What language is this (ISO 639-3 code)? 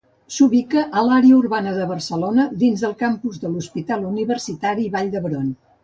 cat